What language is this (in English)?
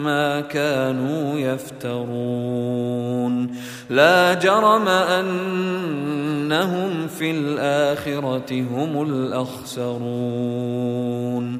Arabic